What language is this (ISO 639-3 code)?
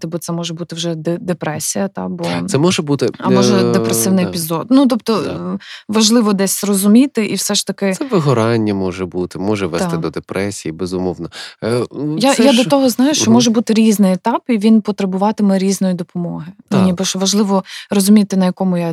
ukr